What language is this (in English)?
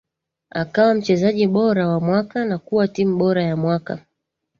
Swahili